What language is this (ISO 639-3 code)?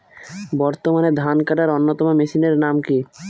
ben